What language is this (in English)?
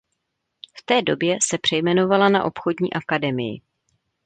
Czech